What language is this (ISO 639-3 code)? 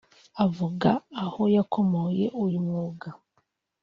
kin